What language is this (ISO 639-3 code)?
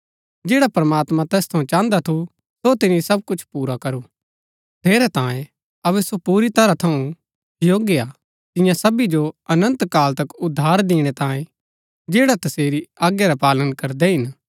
gbk